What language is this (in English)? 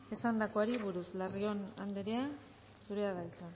Basque